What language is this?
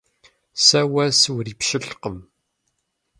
Kabardian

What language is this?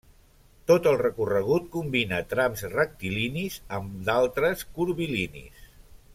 Catalan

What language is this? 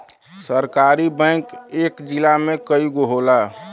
Bhojpuri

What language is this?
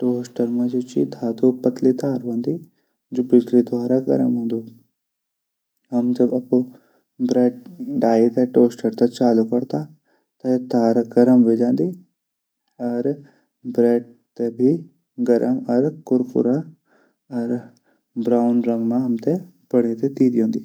Garhwali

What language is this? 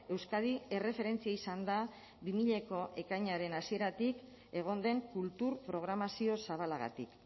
Basque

